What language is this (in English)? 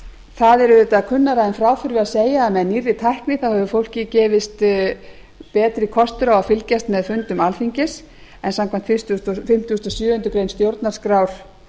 Icelandic